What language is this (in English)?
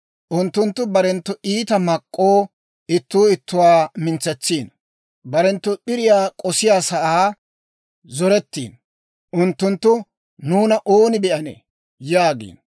Dawro